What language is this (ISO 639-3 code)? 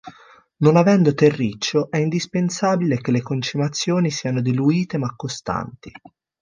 ita